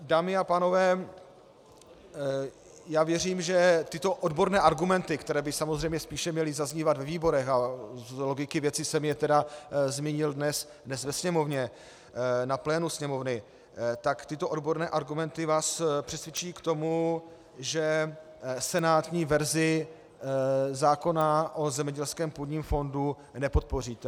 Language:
Czech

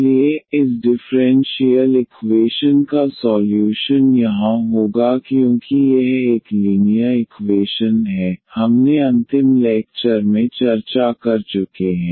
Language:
Hindi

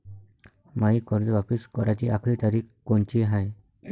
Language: Marathi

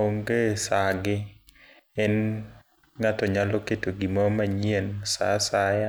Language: Luo (Kenya and Tanzania)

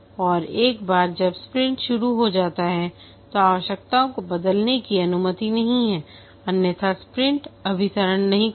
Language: Hindi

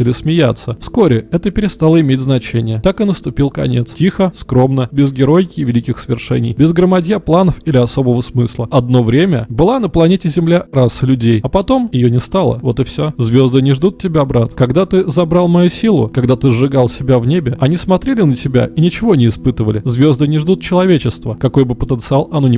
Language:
Russian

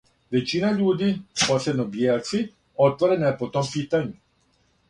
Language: Serbian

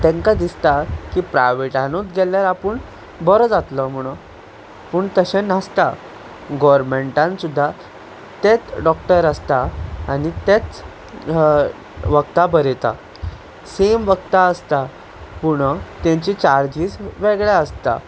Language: Konkani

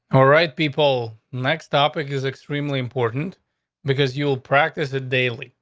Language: English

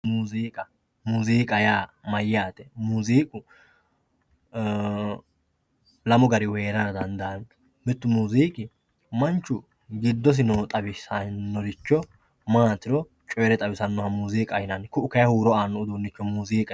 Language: Sidamo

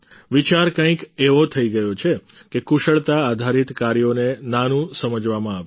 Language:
Gujarati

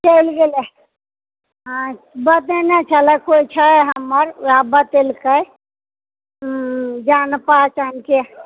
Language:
Maithili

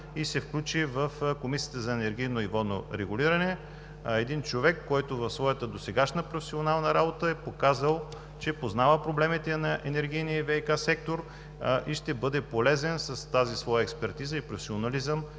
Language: Bulgarian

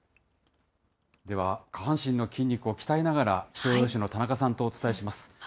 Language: Japanese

